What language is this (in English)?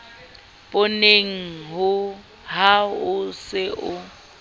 Southern Sotho